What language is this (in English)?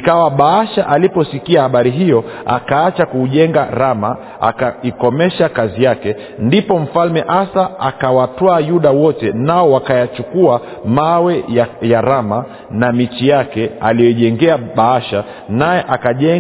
Swahili